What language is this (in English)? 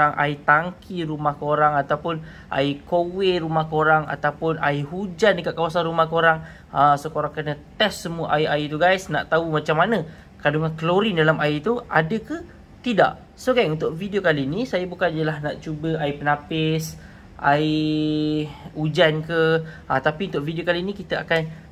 Malay